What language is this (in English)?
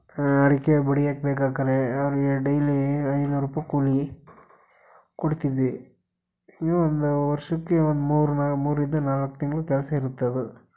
Kannada